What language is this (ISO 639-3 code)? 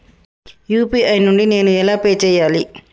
tel